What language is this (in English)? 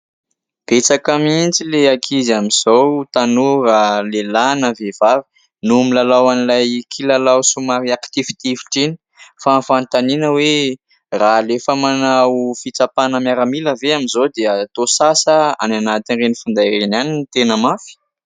Malagasy